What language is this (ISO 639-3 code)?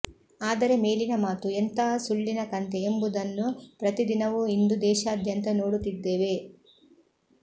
kan